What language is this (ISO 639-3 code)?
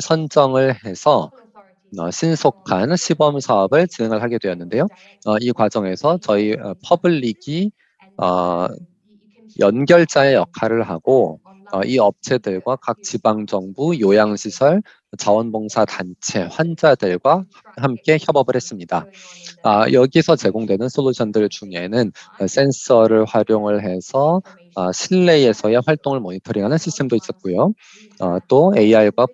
kor